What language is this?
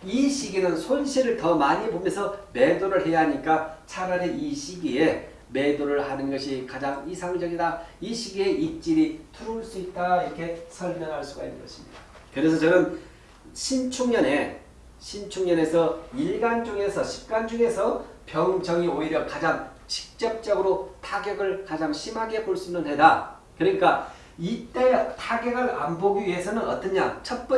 Korean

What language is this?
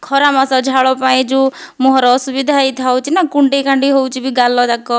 Odia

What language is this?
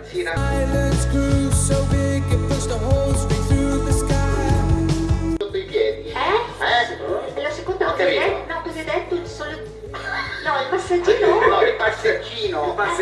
Italian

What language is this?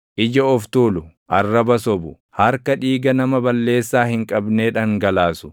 Oromo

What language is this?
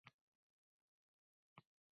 Uzbek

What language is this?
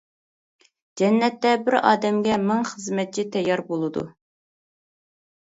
Uyghur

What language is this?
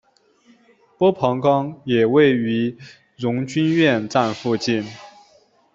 Chinese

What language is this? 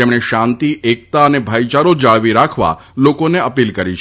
Gujarati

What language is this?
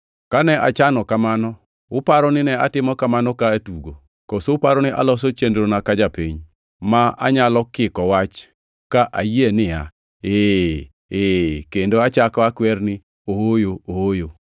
Luo (Kenya and Tanzania)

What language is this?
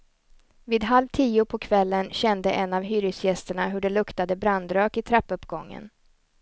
Swedish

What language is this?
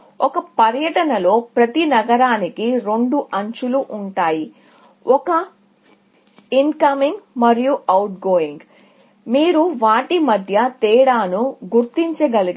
Telugu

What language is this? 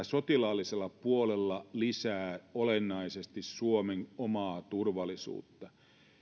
Finnish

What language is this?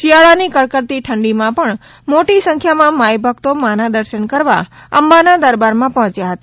Gujarati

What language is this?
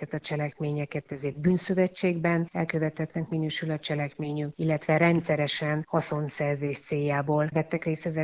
Hungarian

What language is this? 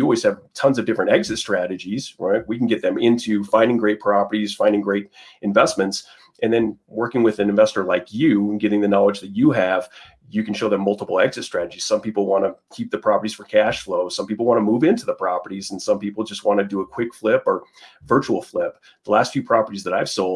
English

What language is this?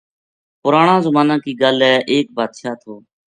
Gujari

